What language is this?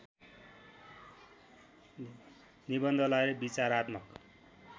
Nepali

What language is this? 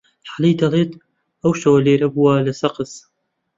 Central Kurdish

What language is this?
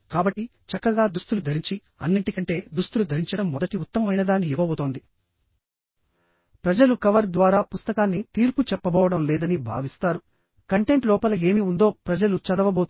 Telugu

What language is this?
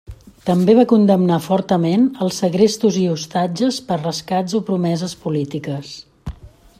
Catalan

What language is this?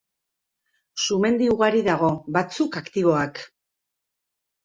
Basque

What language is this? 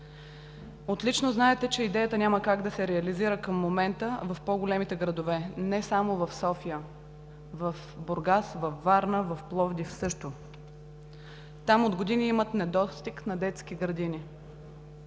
Bulgarian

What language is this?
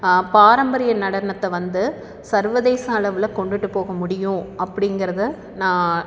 Tamil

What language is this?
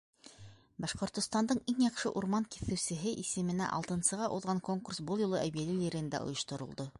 Bashkir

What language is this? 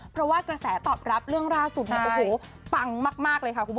Thai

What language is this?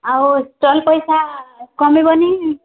Odia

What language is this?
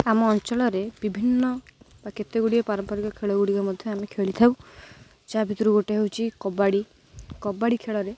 Odia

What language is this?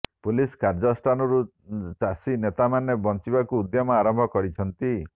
Odia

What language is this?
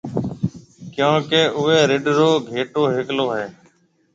Marwari (Pakistan)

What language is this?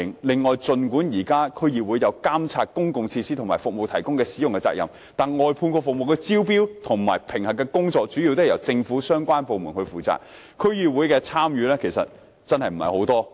Cantonese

